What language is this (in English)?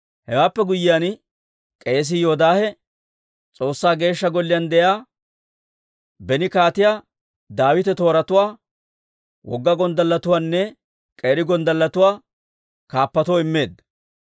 Dawro